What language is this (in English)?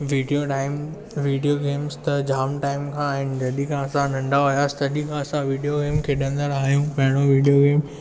Sindhi